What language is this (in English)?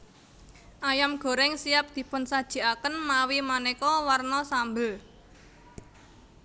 Javanese